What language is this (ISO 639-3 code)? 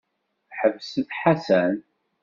kab